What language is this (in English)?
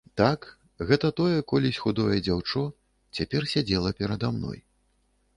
Belarusian